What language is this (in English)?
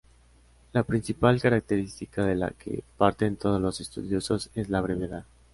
Spanish